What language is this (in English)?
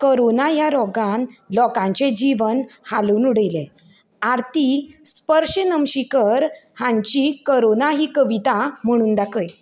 Konkani